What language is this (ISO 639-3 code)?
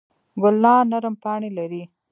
pus